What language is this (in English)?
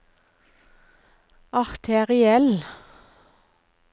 Norwegian